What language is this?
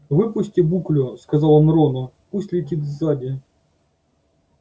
Russian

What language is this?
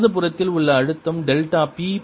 Tamil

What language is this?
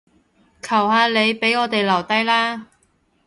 Cantonese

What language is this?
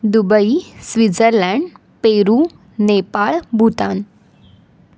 Marathi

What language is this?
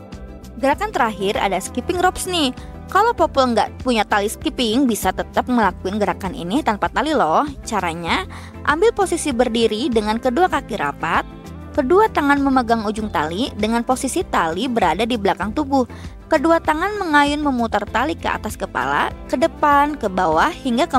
Indonesian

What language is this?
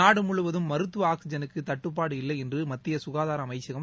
Tamil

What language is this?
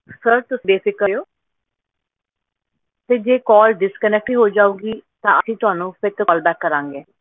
Punjabi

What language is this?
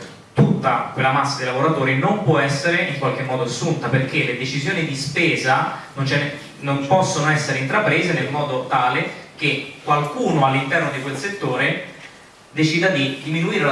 Italian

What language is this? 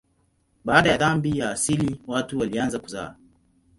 Swahili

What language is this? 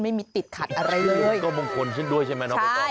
Thai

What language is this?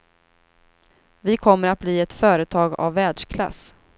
Swedish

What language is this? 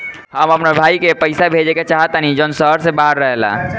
Bhojpuri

